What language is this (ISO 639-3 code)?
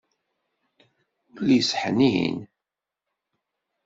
kab